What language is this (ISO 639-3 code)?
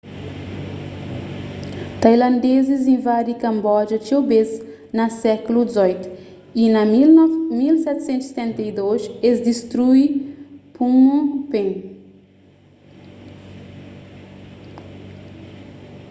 kea